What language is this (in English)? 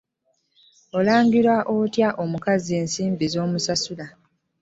Ganda